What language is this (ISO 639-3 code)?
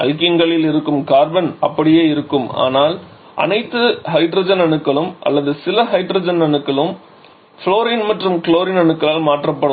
tam